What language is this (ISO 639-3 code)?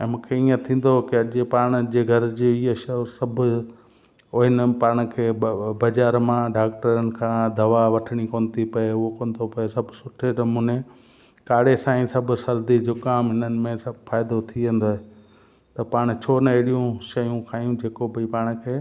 snd